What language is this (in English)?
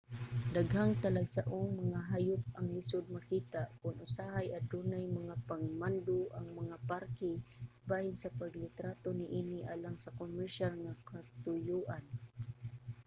Cebuano